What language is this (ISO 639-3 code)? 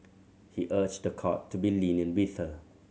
eng